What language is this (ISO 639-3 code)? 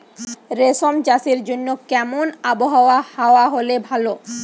ben